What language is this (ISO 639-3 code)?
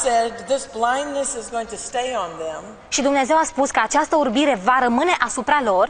ron